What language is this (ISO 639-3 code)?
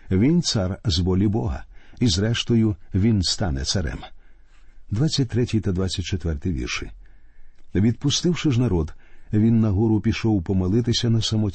ukr